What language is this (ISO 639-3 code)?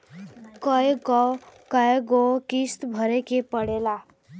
bho